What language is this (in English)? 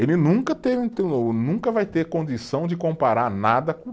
Portuguese